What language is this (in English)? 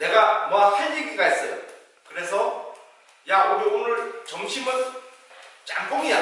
Korean